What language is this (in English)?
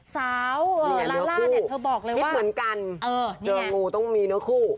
Thai